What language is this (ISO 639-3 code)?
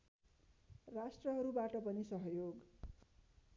nep